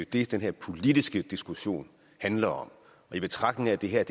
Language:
Danish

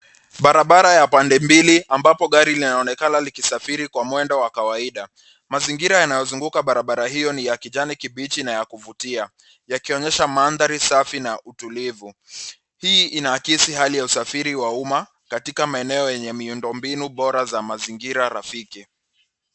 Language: Swahili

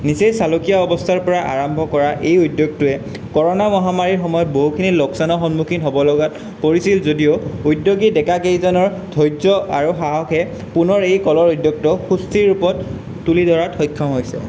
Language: Assamese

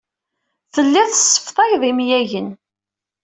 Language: Kabyle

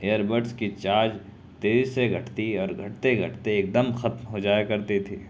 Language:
Urdu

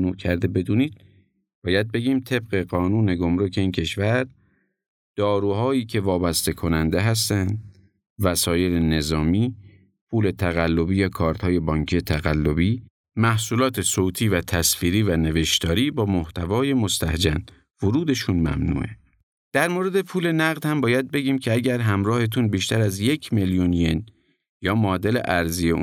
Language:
Persian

